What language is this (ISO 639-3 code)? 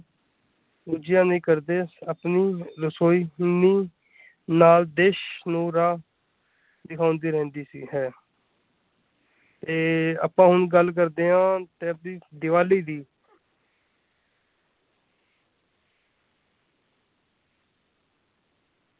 pan